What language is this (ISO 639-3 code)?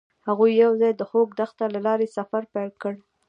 pus